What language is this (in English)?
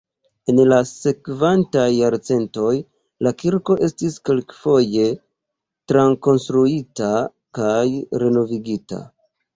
Esperanto